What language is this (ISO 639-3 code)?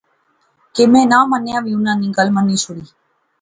phr